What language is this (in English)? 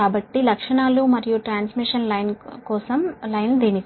Telugu